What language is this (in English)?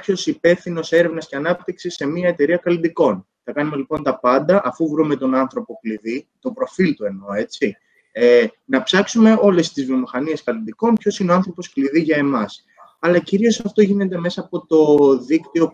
Greek